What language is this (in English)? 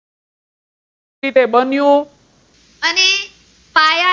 Gujarati